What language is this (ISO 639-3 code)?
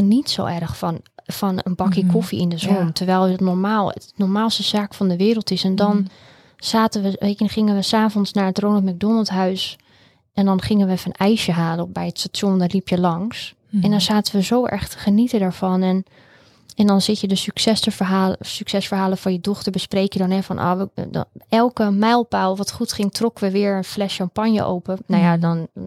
nld